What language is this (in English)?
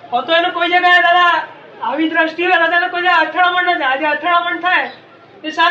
Gujarati